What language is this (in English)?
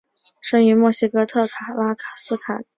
Chinese